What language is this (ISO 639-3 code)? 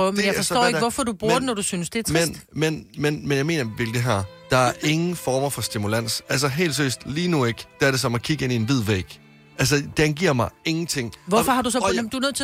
dan